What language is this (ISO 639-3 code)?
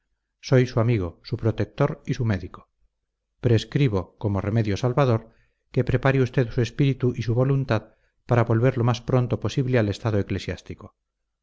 spa